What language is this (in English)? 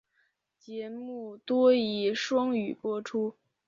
Chinese